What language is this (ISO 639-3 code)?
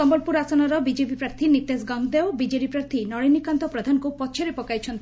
ori